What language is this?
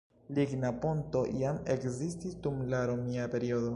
Esperanto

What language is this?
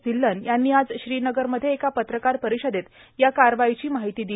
Marathi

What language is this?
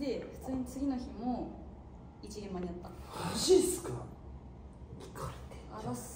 Japanese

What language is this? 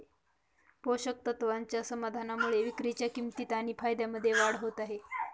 Marathi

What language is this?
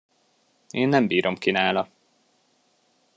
Hungarian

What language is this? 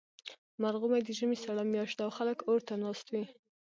Pashto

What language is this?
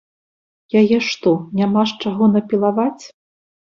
Belarusian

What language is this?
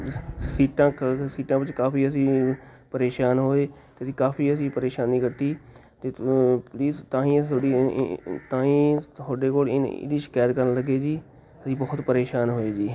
Punjabi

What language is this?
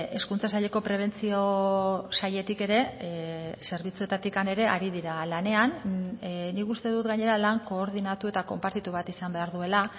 Basque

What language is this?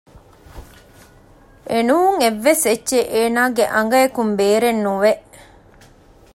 Divehi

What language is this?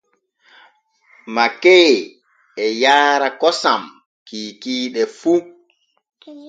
Borgu Fulfulde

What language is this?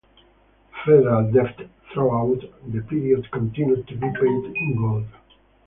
English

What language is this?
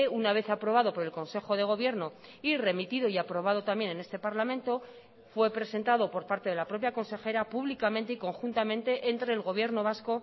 Spanish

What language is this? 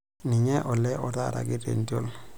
Masai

